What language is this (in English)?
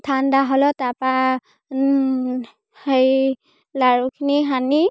Assamese